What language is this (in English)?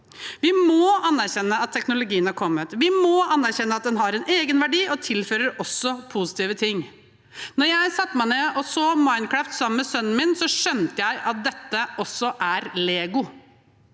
Norwegian